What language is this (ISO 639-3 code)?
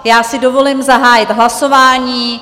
ces